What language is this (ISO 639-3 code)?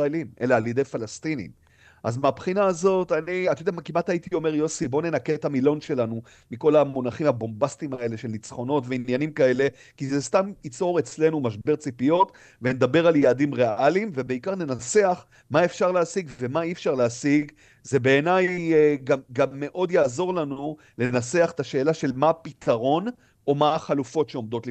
heb